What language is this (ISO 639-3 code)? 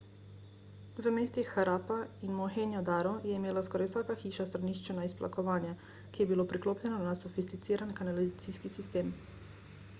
slv